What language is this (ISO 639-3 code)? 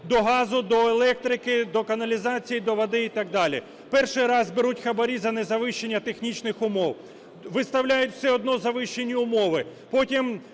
ukr